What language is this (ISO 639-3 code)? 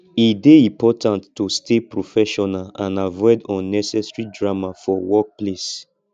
pcm